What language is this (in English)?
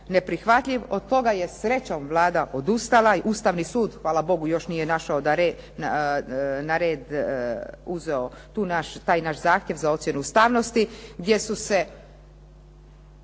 Croatian